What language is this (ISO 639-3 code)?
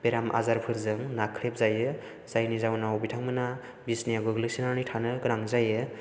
brx